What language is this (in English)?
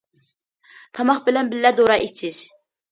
Uyghur